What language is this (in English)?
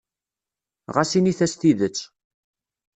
Kabyle